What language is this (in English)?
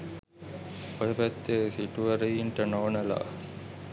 Sinhala